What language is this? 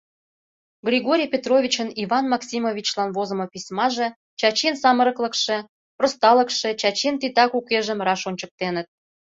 Mari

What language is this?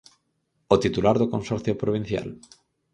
Galician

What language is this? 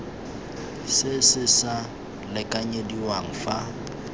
Tswana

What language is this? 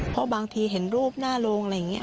Thai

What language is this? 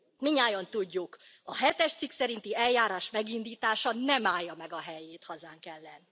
Hungarian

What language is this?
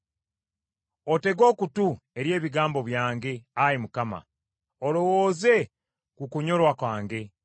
Ganda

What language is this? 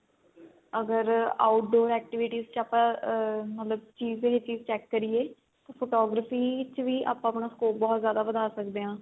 Punjabi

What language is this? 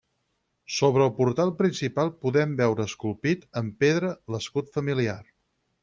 Catalan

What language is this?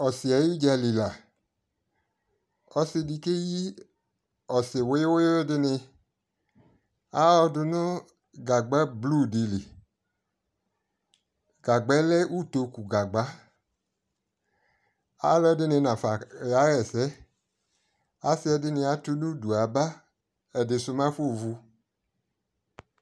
Ikposo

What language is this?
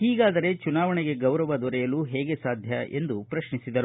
Kannada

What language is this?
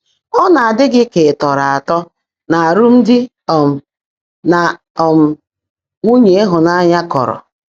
Igbo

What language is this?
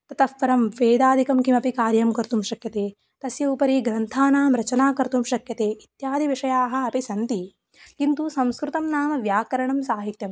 Sanskrit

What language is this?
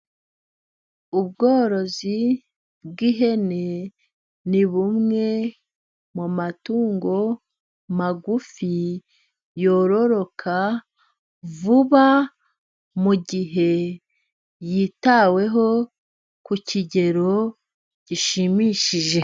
Kinyarwanda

